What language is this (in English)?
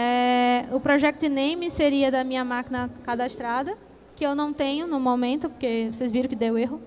Portuguese